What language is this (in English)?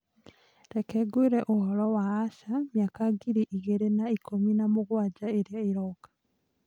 Kikuyu